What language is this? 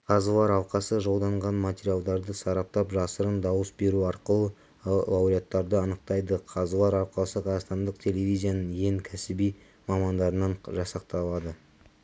Kazakh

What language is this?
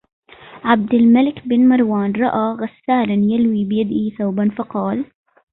Arabic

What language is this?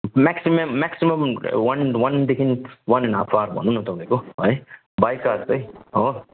Nepali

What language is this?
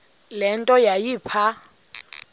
Xhosa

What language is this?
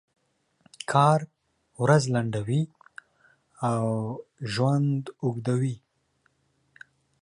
Pashto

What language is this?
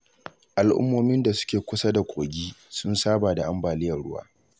Hausa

